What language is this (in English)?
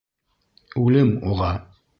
Bashkir